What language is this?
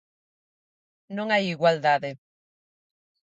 Galician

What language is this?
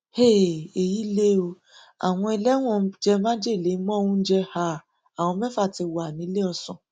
Yoruba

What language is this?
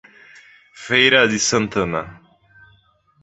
Portuguese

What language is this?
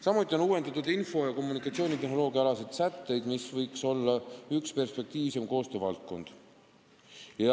Estonian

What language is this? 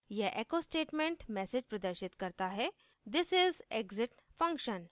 Hindi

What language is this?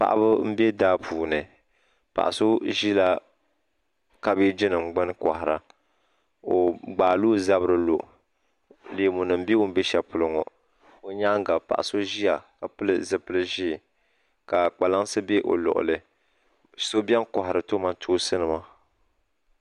Dagbani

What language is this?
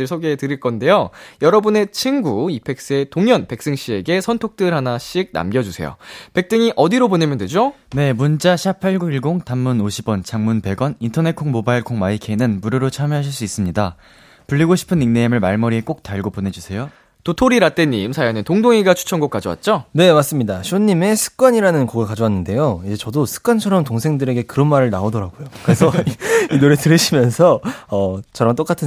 Korean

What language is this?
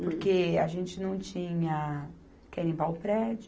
Portuguese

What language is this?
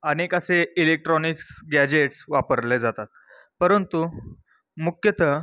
Marathi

